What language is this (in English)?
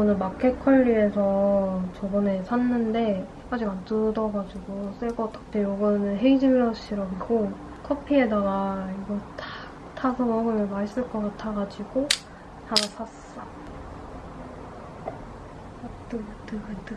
Korean